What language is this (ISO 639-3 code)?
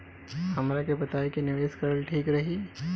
bho